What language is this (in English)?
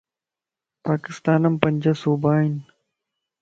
Lasi